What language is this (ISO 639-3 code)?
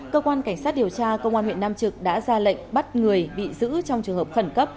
vie